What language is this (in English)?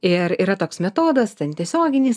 Lithuanian